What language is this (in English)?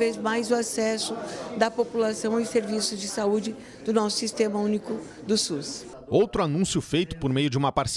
Portuguese